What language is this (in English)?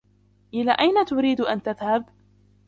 Arabic